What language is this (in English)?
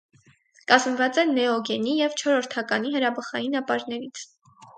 Armenian